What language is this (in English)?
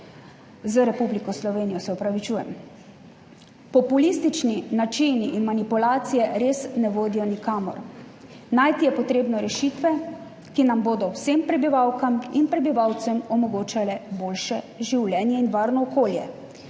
Slovenian